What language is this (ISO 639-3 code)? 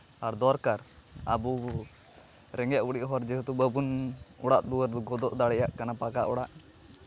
sat